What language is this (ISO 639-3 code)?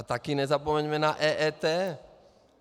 ces